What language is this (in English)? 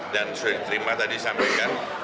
Indonesian